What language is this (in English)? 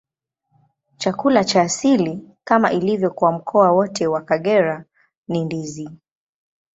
Swahili